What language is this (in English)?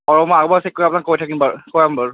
Assamese